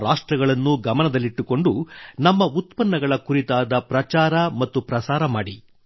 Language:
Kannada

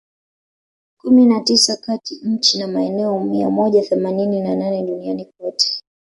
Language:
Swahili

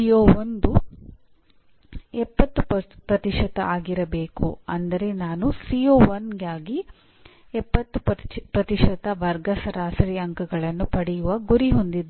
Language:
Kannada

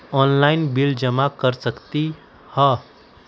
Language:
Magahi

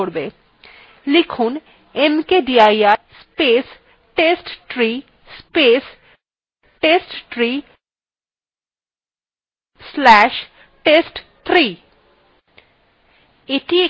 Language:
Bangla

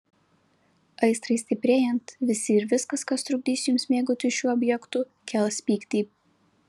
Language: Lithuanian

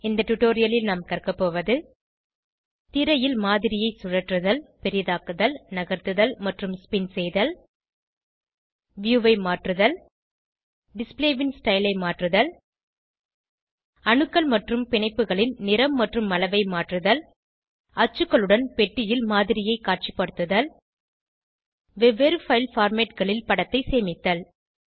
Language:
Tamil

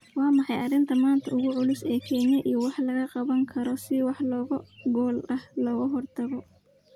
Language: Somali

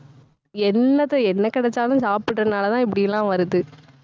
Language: Tamil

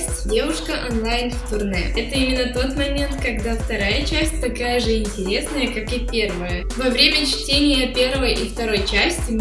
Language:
Russian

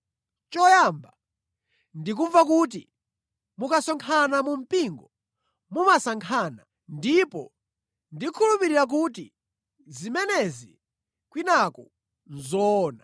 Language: Nyanja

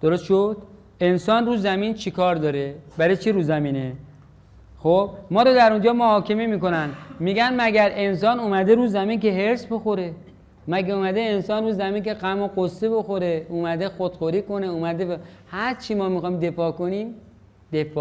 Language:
Persian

